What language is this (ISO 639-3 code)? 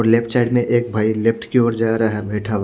hin